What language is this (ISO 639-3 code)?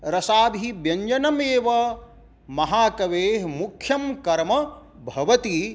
san